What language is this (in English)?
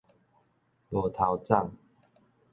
Min Nan Chinese